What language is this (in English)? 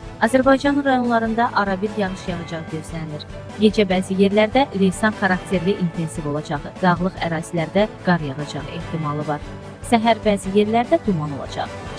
Turkish